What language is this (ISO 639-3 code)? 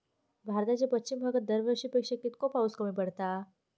mar